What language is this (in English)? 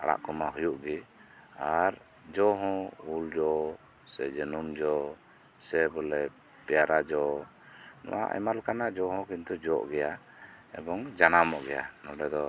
Santali